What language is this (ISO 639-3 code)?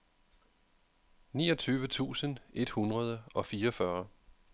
dan